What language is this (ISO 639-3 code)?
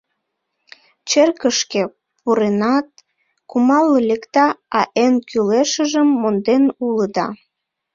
chm